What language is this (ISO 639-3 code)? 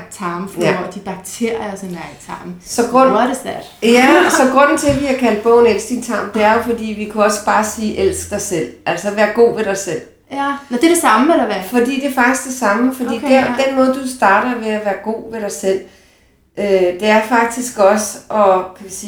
dan